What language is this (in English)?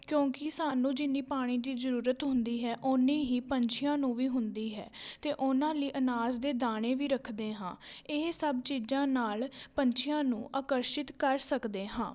Punjabi